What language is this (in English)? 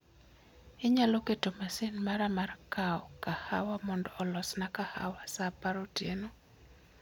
Luo (Kenya and Tanzania)